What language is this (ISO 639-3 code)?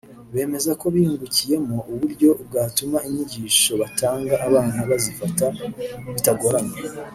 kin